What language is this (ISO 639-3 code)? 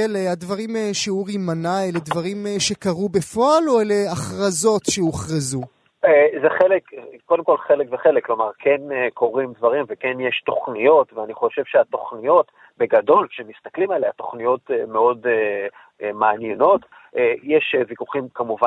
heb